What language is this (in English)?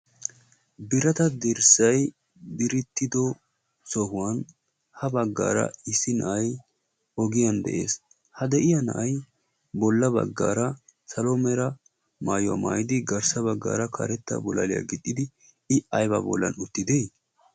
Wolaytta